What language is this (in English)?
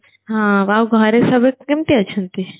Odia